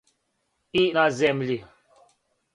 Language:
Serbian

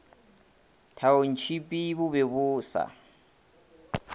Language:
Northern Sotho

